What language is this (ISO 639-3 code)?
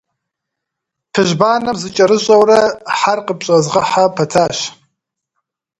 kbd